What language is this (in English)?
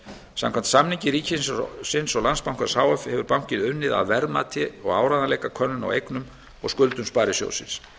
Icelandic